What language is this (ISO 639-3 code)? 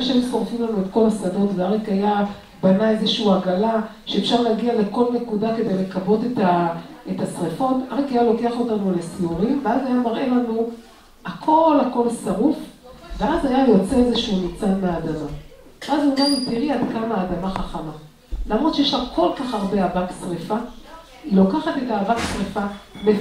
heb